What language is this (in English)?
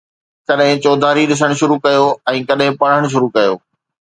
Sindhi